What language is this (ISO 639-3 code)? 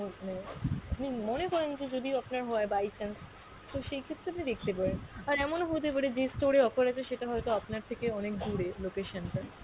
ben